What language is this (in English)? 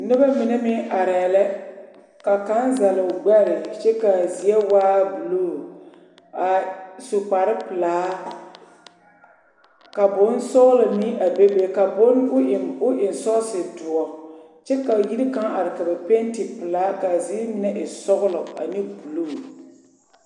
Southern Dagaare